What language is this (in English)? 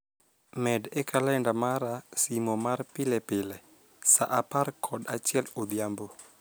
Luo (Kenya and Tanzania)